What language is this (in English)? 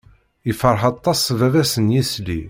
Kabyle